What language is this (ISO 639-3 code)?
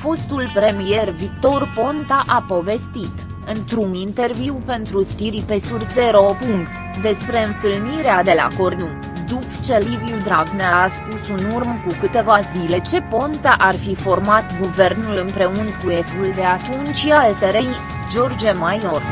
ron